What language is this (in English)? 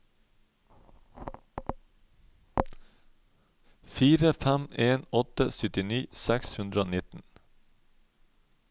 Norwegian